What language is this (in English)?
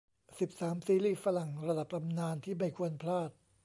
Thai